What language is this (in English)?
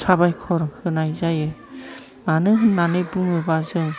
Bodo